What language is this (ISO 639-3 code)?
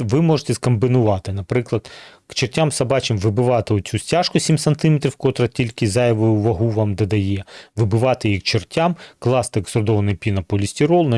ukr